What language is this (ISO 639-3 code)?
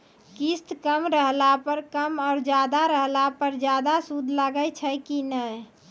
mai